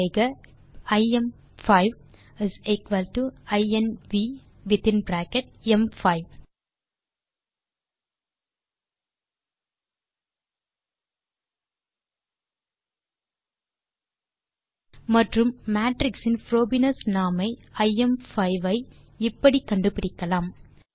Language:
Tamil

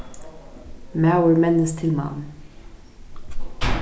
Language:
Faroese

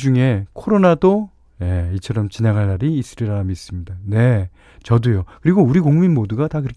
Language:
Korean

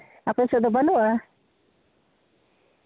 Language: Santali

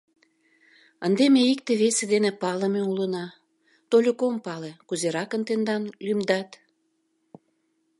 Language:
Mari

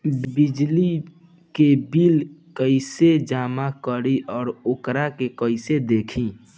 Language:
Bhojpuri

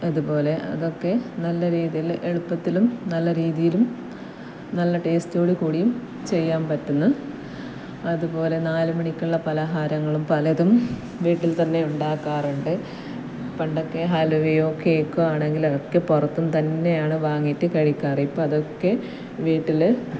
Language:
Malayalam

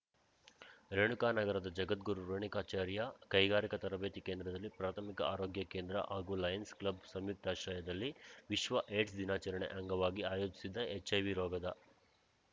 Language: Kannada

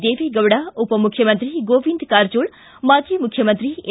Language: Kannada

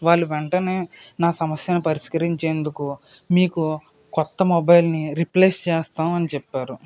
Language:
Telugu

